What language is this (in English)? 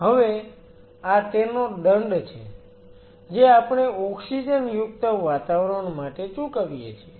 Gujarati